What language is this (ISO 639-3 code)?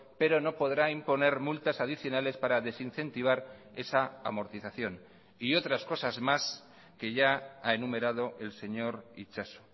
spa